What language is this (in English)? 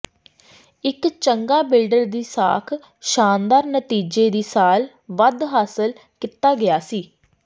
Punjabi